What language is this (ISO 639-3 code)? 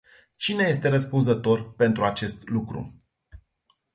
ron